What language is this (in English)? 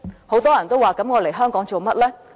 Cantonese